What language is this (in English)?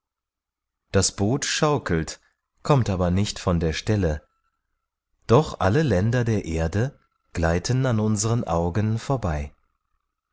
German